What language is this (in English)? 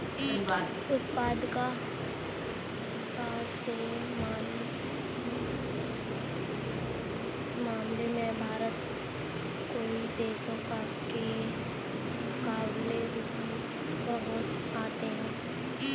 Hindi